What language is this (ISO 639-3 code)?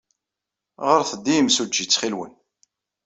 kab